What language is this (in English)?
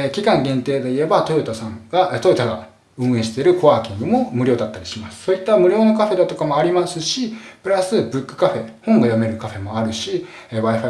Japanese